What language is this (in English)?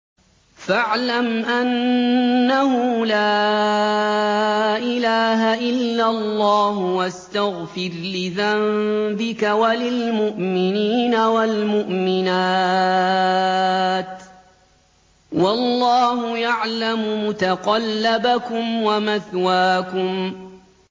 Arabic